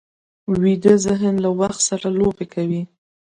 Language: Pashto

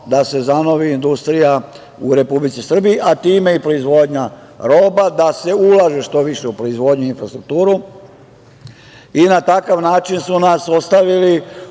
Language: Serbian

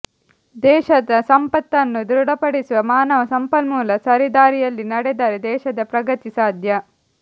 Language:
Kannada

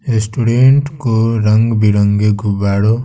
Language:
Hindi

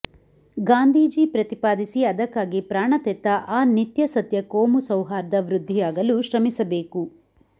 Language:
Kannada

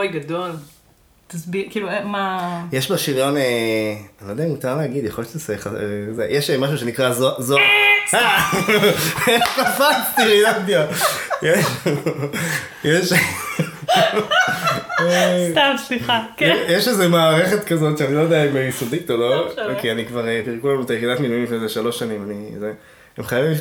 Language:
Hebrew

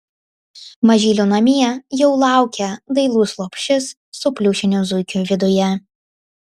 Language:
Lithuanian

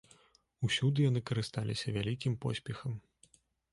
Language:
Belarusian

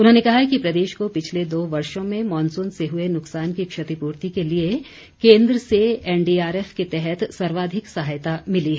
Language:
Hindi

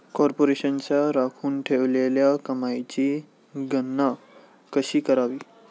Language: Marathi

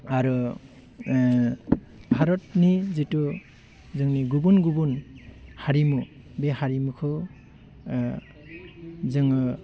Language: Bodo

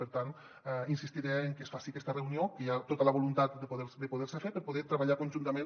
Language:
Catalan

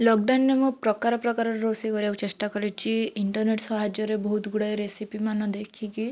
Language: Odia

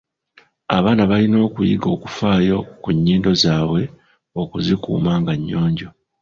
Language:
Ganda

